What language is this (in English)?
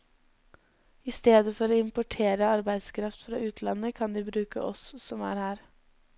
Norwegian